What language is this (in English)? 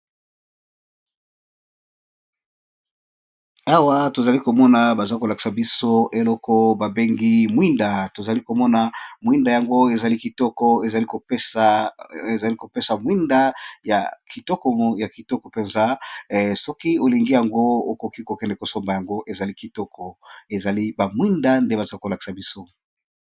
Lingala